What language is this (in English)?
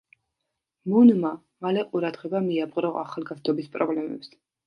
Georgian